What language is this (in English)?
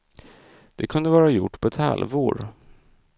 Swedish